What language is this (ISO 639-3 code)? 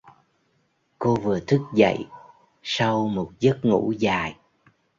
vie